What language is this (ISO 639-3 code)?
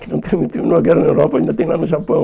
por